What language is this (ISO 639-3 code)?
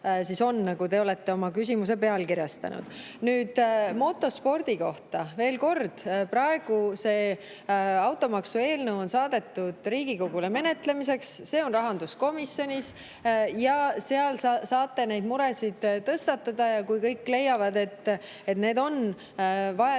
est